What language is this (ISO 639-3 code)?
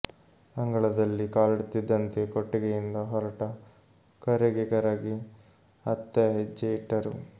kan